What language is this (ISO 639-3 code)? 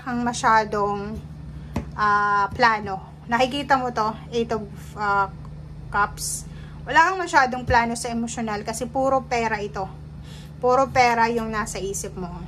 fil